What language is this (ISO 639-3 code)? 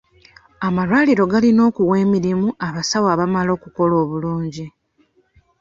lug